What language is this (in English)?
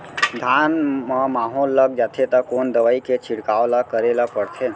Chhattisgarhi